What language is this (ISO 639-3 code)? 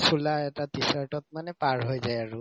asm